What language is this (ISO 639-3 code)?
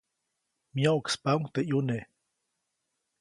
zoc